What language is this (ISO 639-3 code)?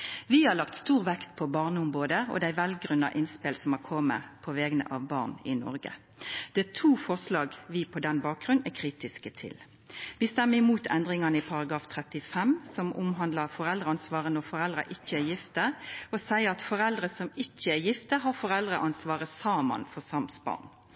nno